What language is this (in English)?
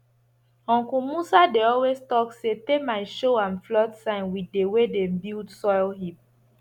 Nigerian Pidgin